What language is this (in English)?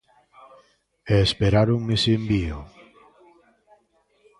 Galician